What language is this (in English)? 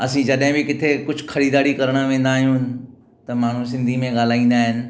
Sindhi